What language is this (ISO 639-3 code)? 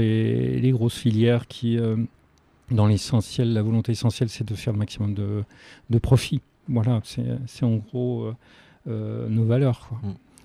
fra